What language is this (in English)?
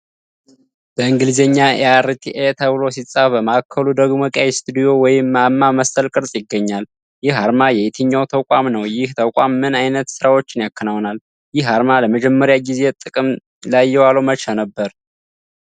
Amharic